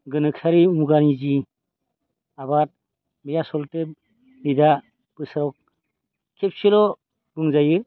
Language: Bodo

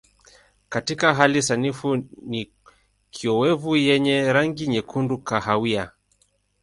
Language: Swahili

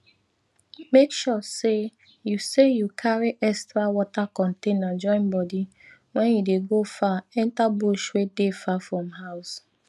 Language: Nigerian Pidgin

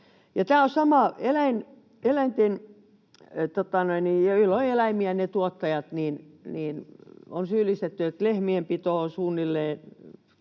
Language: Finnish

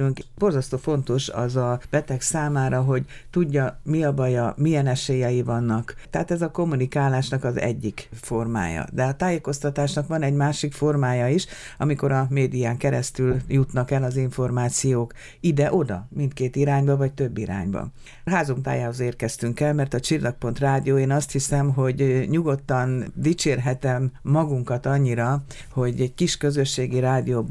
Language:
Hungarian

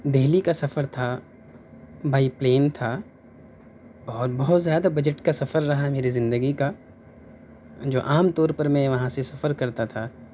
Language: Urdu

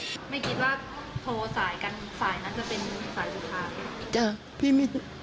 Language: Thai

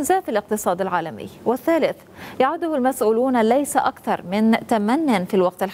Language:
Arabic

